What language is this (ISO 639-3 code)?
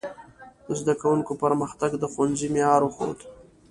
pus